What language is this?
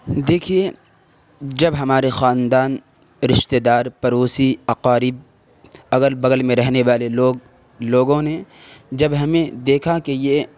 Urdu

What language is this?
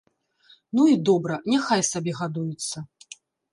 Belarusian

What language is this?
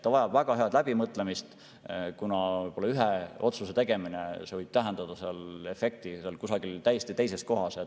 Estonian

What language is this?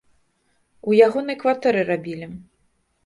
Belarusian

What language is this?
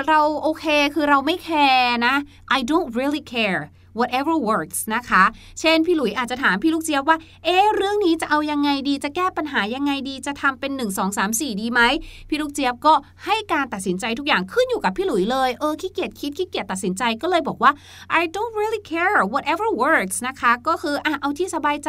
Thai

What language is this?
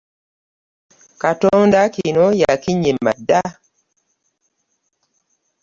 Ganda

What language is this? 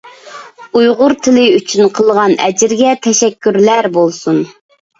Uyghur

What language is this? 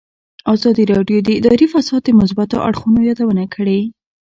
Pashto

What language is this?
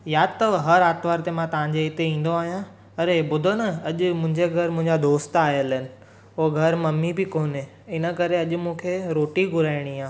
Sindhi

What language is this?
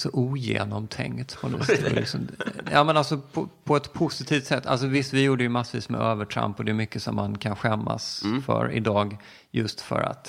Swedish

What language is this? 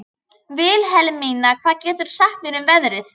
Icelandic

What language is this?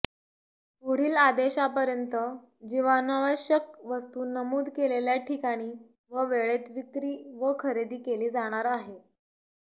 Marathi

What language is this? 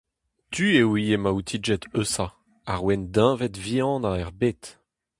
Breton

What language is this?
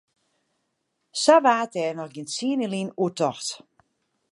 Western Frisian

